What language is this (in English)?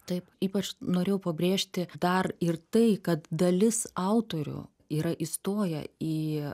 Lithuanian